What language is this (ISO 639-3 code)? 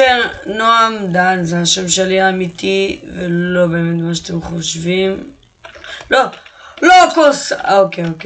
heb